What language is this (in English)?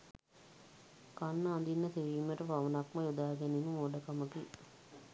Sinhala